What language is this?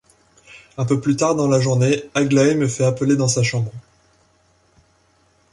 French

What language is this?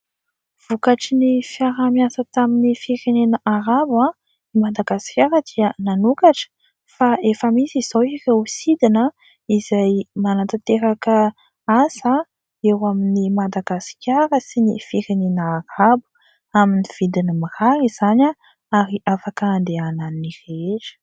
Malagasy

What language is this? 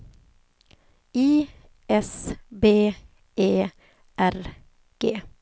Swedish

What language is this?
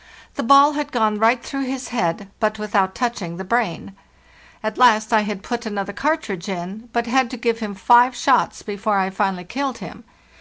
English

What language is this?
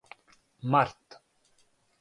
Serbian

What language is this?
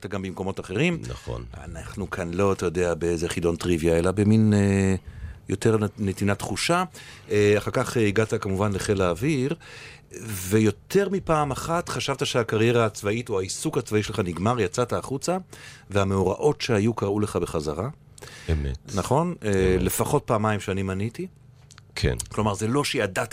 Hebrew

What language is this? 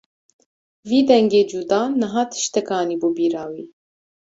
Kurdish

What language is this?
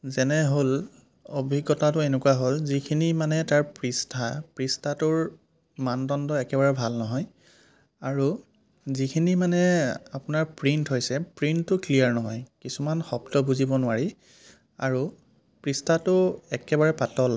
Assamese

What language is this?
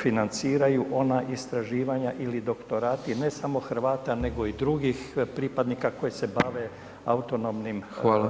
Croatian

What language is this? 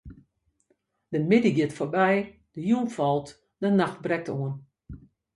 Western Frisian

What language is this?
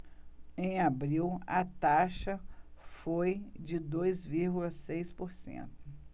Portuguese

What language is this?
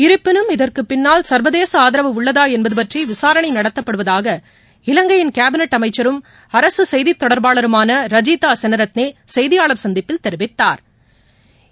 Tamil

